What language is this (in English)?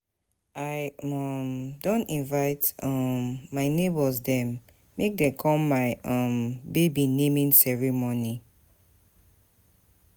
Nigerian Pidgin